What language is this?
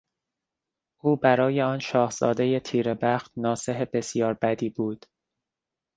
Persian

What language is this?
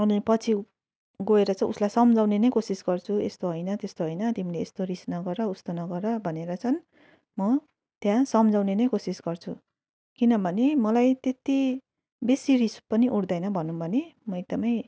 Nepali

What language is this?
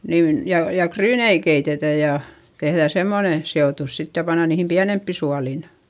Finnish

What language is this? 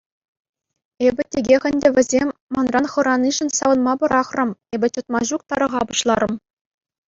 Chuvash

